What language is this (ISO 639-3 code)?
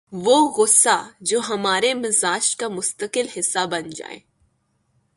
urd